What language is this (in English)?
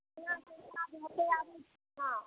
Maithili